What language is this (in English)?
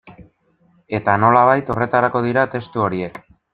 Basque